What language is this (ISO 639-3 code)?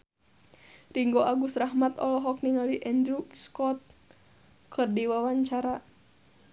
sun